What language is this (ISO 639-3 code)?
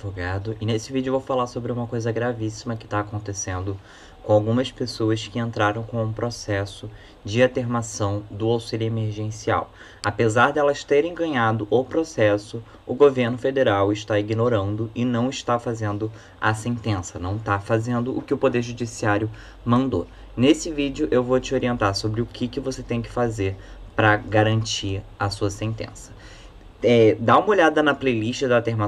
por